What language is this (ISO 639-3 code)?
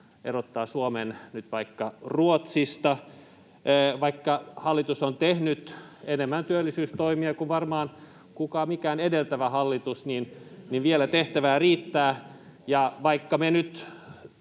fin